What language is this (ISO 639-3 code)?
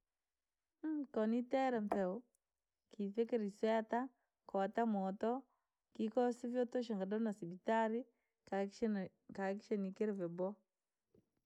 lag